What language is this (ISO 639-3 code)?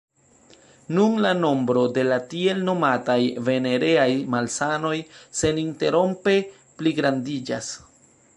epo